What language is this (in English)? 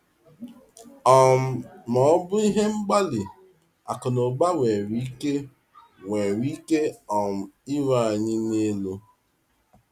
Igbo